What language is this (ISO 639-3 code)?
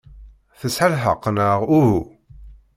kab